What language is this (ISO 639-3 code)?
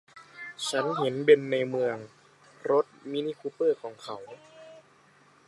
tha